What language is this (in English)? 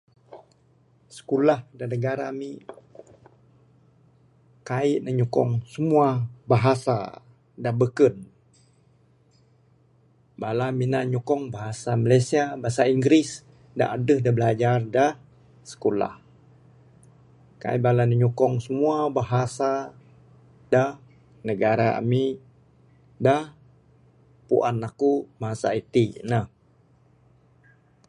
Bukar-Sadung Bidayuh